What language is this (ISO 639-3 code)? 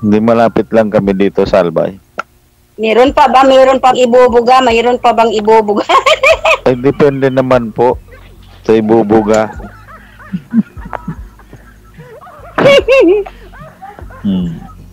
fil